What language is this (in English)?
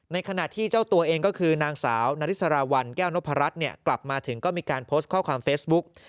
Thai